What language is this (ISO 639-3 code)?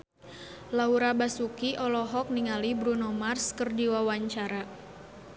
sun